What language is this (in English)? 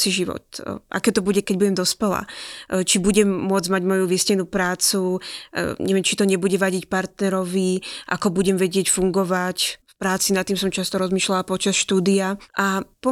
Slovak